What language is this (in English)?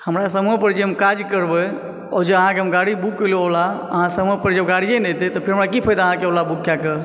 Maithili